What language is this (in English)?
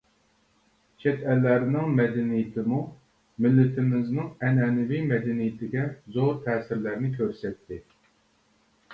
Uyghur